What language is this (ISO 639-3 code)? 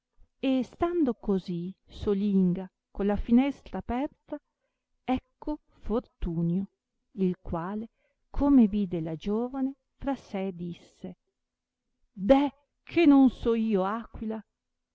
ita